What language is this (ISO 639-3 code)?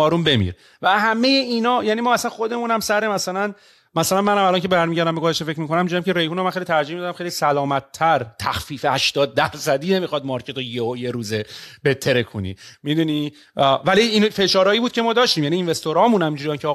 fas